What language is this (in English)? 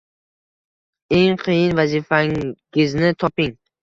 Uzbek